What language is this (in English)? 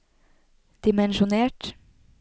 Norwegian